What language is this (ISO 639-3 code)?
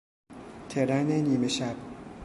fas